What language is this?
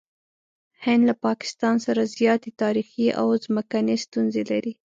Pashto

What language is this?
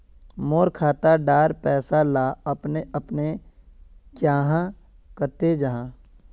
Magahi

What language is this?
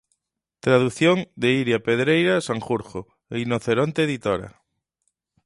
Galician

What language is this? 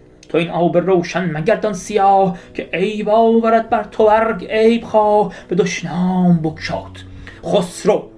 Persian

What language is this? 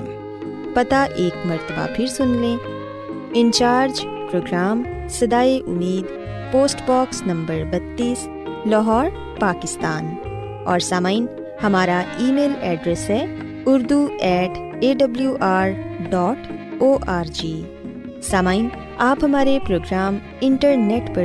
Urdu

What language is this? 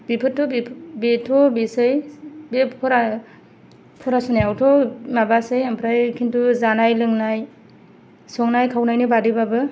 Bodo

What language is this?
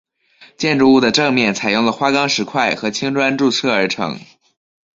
Chinese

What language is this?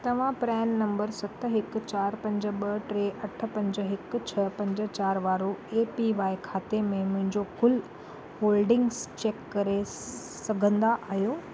Sindhi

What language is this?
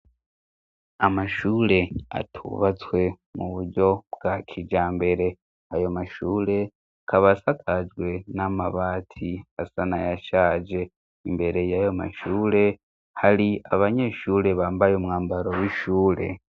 Rundi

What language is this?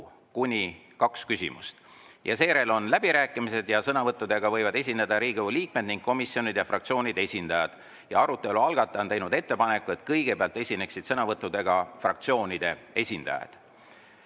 Estonian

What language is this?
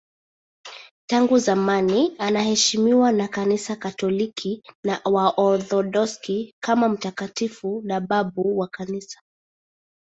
Swahili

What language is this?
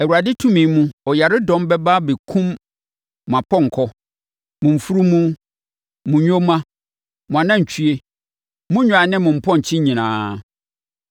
Akan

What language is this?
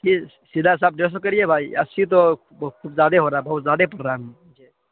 Urdu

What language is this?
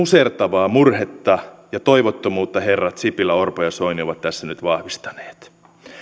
Finnish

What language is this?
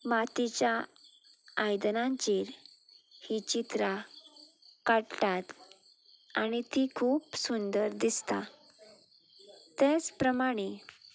Konkani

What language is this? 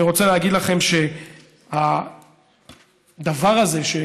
Hebrew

